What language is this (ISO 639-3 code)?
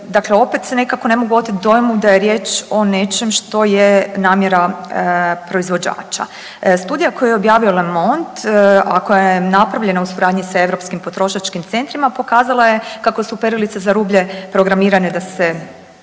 hrv